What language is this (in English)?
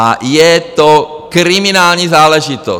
Czech